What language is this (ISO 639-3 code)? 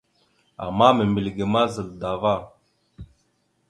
mxu